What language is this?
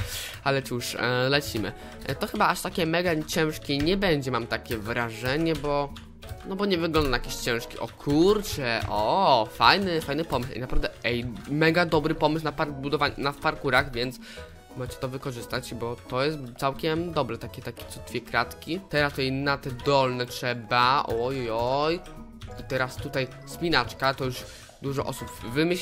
Polish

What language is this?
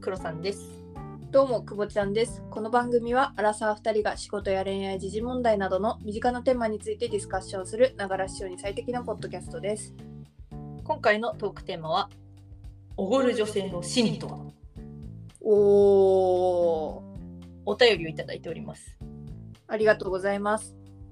Japanese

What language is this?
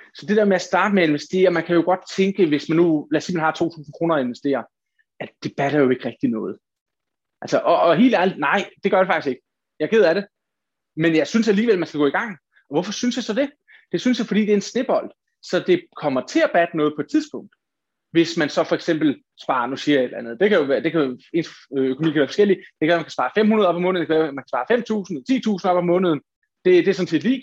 Danish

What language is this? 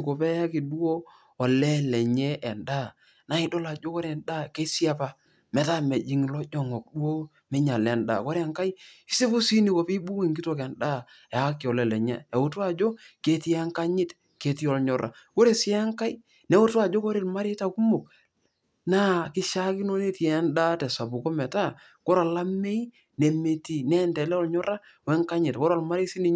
Masai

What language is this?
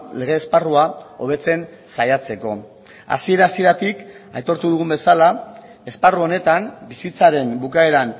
Basque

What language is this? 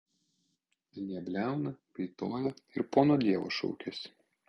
Lithuanian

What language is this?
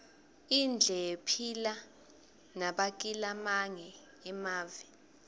Swati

